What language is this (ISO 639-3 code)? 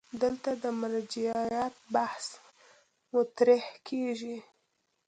pus